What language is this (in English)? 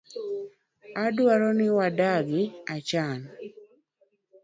Luo (Kenya and Tanzania)